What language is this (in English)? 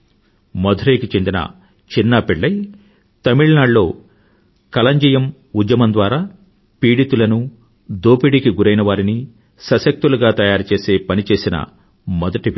Telugu